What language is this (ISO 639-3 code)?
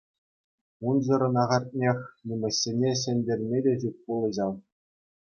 chv